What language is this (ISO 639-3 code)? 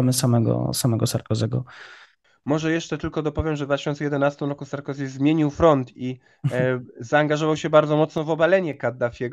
pol